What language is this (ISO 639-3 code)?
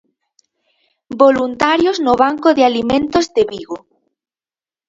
glg